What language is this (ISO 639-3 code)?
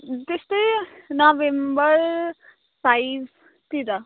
nep